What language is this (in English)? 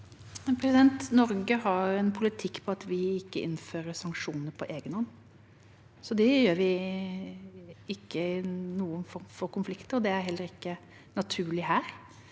Norwegian